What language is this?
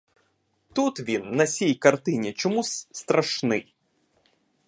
Ukrainian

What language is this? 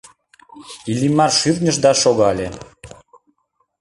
Mari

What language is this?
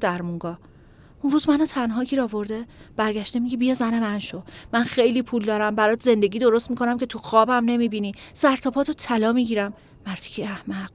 Persian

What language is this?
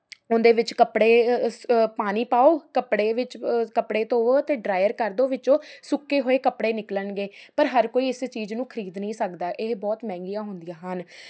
Punjabi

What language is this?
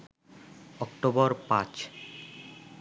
Bangla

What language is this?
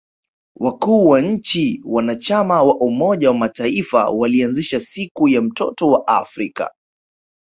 Swahili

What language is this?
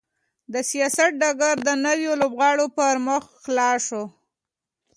Pashto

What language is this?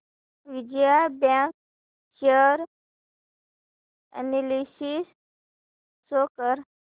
Marathi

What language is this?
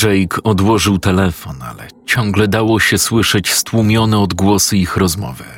Polish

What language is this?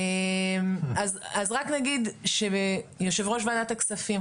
Hebrew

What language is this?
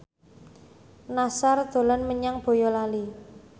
Javanese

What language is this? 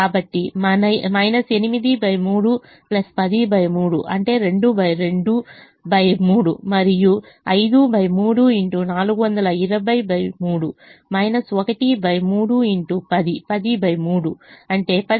Telugu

